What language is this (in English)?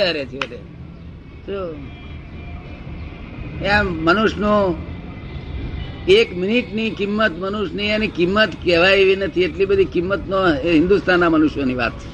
Gujarati